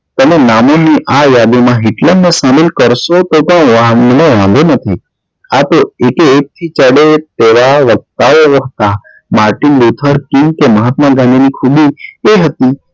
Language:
Gujarati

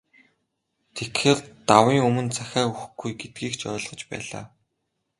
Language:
Mongolian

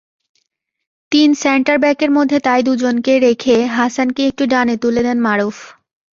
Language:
Bangla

